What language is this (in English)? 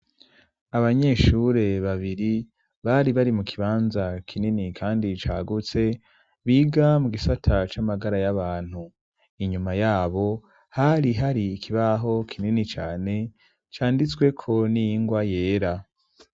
Rundi